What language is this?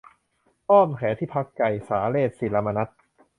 Thai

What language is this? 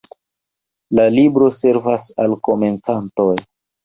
Esperanto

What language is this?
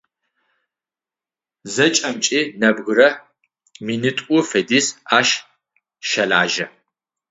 Adyghe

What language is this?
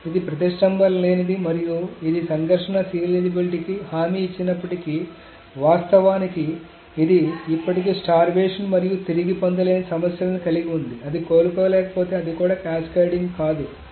Telugu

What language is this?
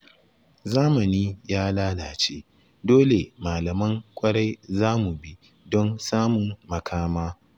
Hausa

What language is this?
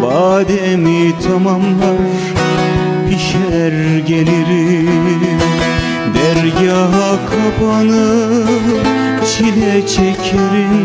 Turkish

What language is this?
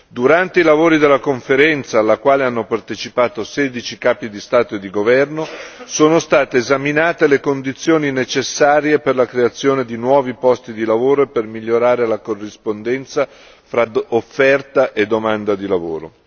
Italian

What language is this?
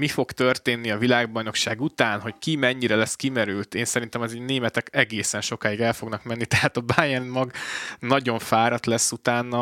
Hungarian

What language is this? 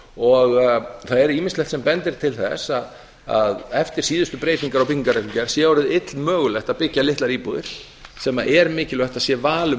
Icelandic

